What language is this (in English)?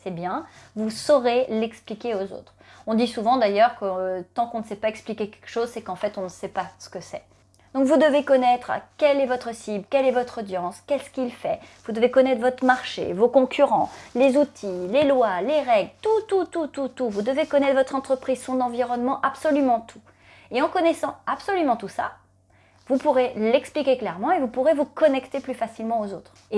French